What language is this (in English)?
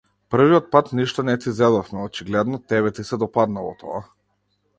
Macedonian